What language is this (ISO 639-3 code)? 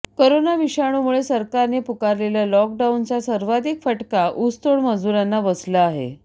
mar